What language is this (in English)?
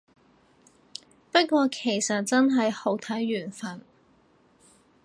Cantonese